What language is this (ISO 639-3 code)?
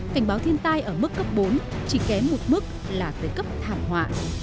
vie